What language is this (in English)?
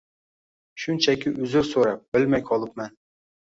Uzbek